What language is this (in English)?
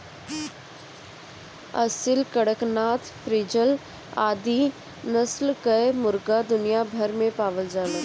Bhojpuri